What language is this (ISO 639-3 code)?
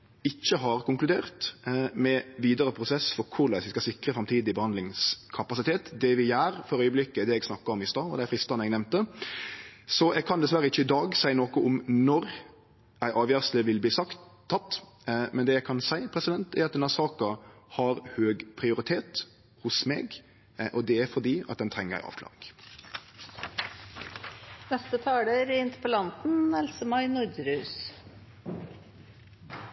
nor